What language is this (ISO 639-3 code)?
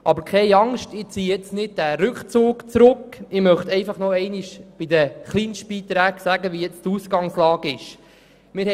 gsw